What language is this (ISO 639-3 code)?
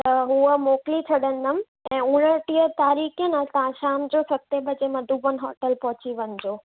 snd